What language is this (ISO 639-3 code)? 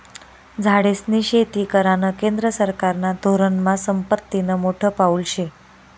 mar